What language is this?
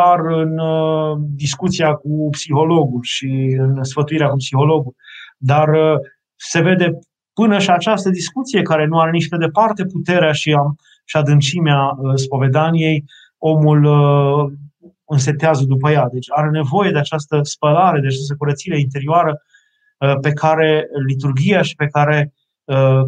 Romanian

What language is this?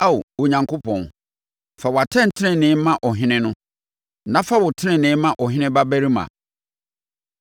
Akan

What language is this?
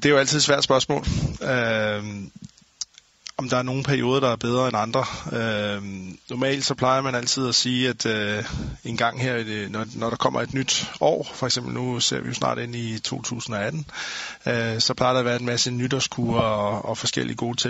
Danish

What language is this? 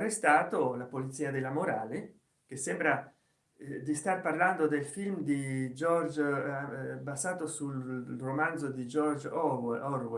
Italian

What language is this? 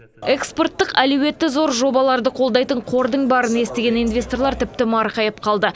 Kazakh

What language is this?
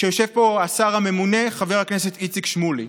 Hebrew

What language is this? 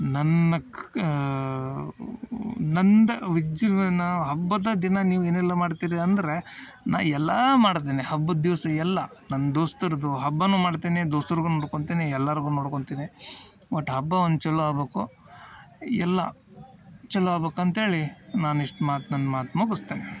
Kannada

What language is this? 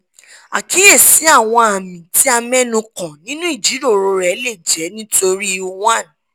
Yoruba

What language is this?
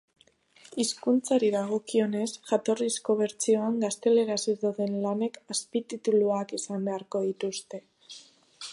Basque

